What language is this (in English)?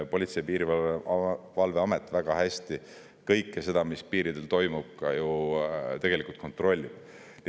Estonian